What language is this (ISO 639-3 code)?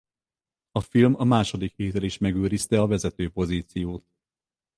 hun